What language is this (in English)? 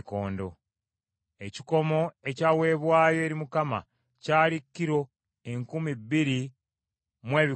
Ganda